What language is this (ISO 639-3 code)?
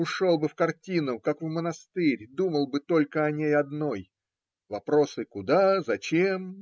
rus